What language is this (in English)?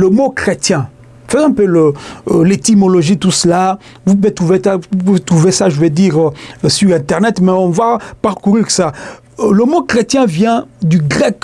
French